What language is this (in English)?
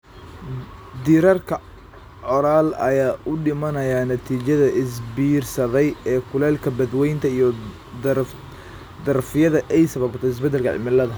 Somali